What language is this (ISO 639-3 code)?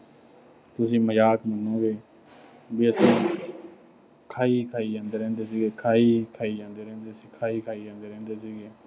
pan